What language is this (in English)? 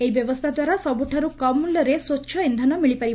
Odia